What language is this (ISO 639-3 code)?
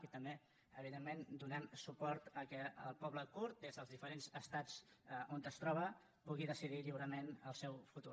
cat